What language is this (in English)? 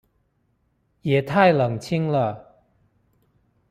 Chinese